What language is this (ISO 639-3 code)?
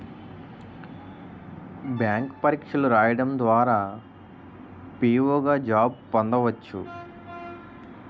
tel